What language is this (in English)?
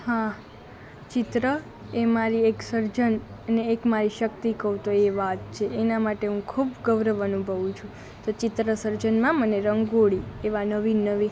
Gujarati